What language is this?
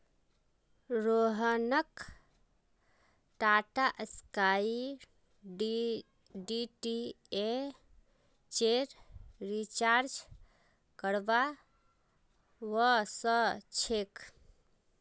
Magahi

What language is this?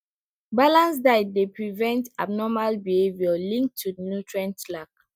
Nigerian Pidgin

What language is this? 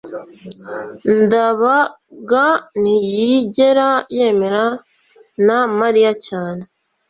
Kinyarwanda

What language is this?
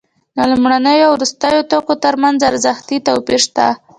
Pashto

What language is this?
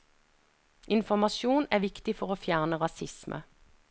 Norwegian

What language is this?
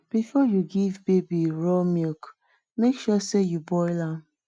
Nigerian Pidgin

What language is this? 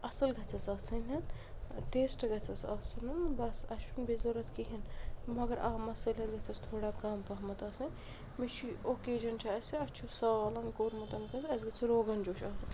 Kashmiri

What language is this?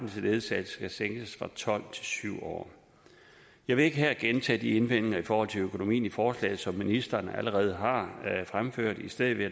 Danish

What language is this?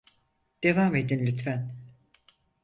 Turkish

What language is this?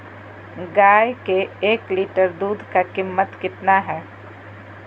Magahi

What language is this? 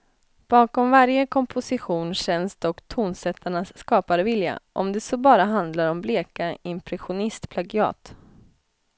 Swedish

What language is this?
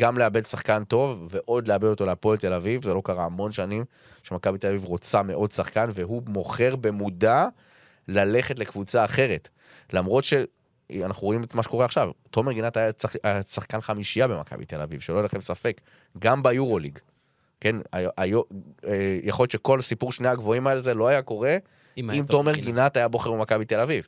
Hebrew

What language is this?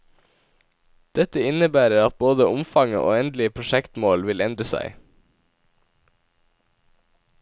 Norwegian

